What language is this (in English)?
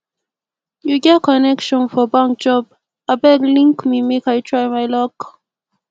Nigerian Pidgin